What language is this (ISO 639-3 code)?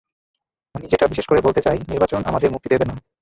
ben